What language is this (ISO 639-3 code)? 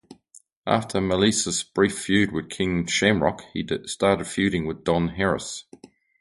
eng